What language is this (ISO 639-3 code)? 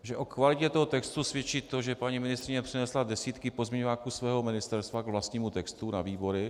ces